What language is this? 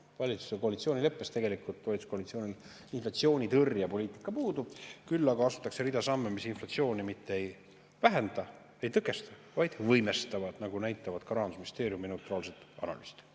Estonian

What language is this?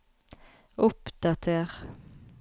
Norwegian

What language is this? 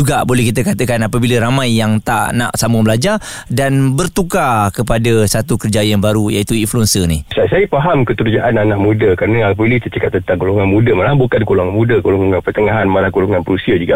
Malay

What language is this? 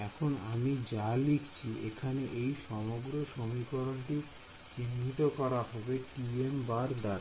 Bangla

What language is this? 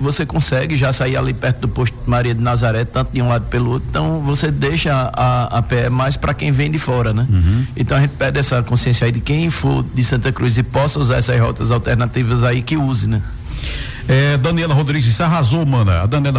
Portuguese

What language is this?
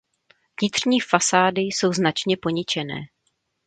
Czech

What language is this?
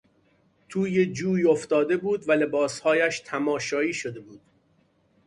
Persian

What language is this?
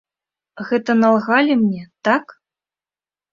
Belarusian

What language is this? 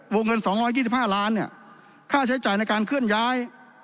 Thai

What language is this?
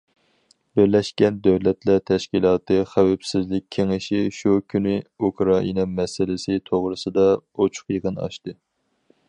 Uyghur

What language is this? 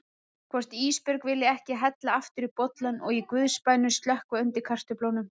Icelandic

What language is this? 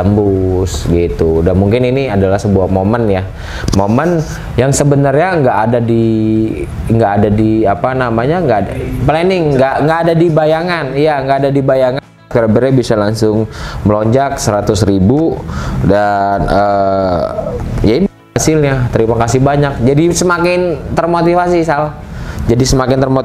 Indonesian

